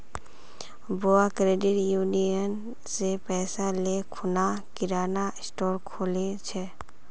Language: Magahi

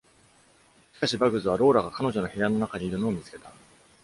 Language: Japanese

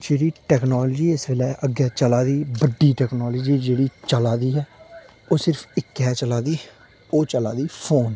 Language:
Dogri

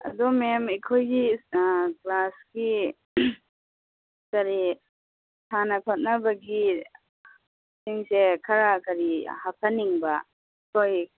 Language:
Manipuri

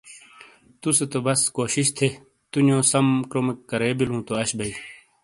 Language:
Shina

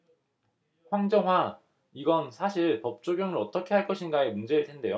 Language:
Korean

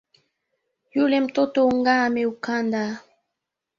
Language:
Swahili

